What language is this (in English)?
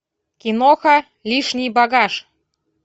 Russian